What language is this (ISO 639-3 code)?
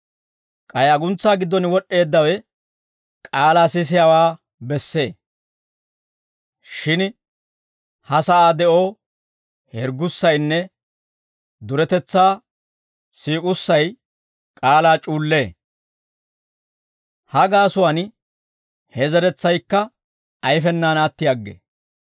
dwr